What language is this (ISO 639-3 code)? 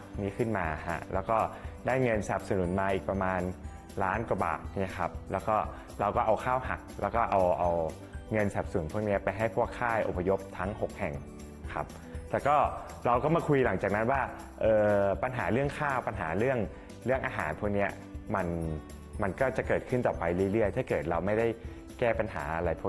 tha